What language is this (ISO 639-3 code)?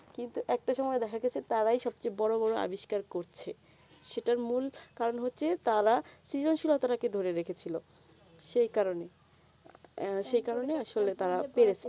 ben